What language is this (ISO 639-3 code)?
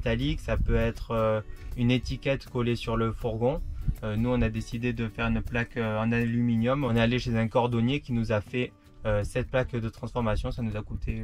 fra